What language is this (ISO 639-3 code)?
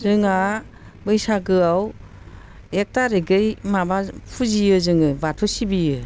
brx